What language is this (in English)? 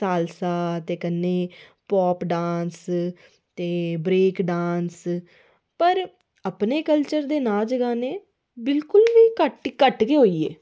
Dogri